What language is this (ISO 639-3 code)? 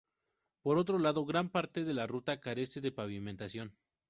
spa